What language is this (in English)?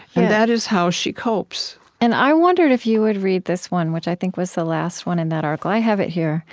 English